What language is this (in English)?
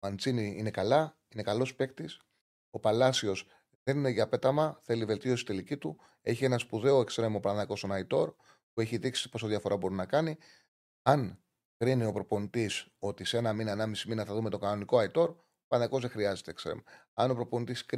Greek